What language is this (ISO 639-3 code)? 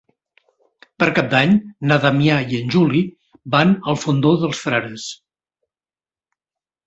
cat